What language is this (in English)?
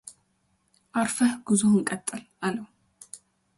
Amharic